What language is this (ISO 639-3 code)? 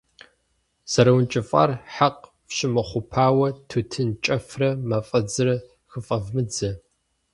kbd